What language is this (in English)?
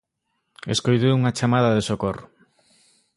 Galician